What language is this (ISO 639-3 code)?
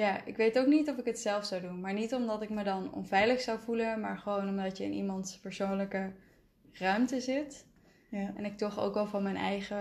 nld